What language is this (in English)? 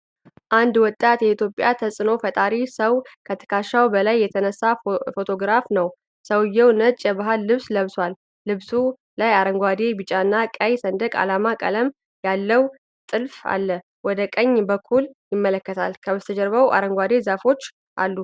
Amharic